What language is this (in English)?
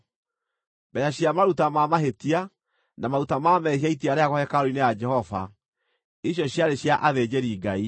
Kikuyu